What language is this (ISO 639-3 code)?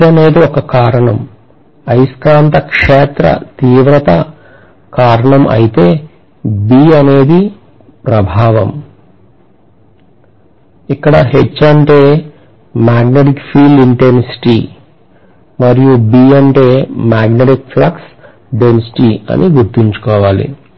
tel